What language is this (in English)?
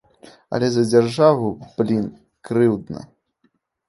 Belarusian